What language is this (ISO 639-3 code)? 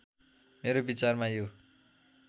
nep